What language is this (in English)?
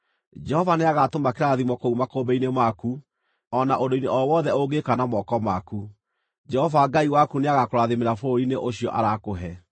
Kikuyu